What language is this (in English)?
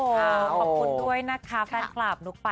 Thai